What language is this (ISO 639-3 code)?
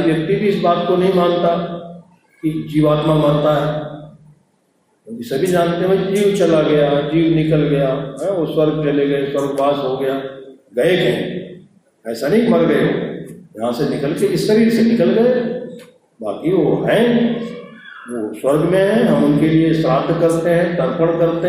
hin